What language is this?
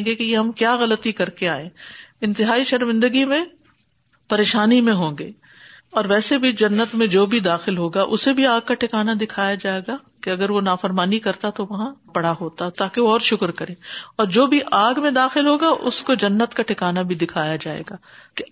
Urdu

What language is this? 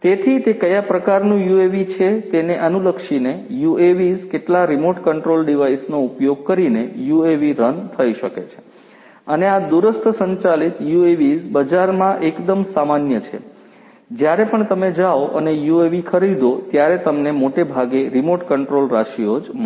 Gujarati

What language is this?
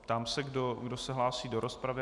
Czech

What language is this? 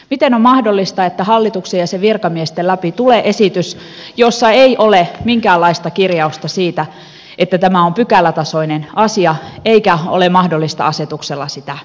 Finnish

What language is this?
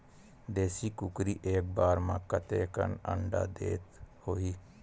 Chhattisgarhi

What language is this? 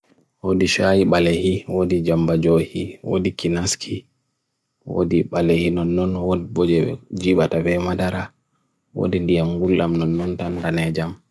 Bagirmi Fulfulde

